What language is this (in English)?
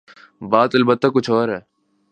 Urdu